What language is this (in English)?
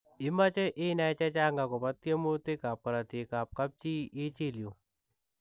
Kalenjin